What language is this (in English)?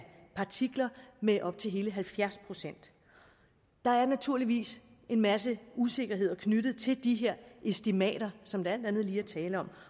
Danish